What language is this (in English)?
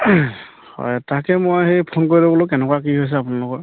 Assamese